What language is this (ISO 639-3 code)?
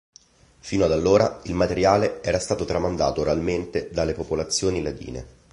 ita